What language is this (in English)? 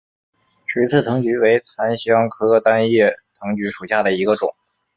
Chinese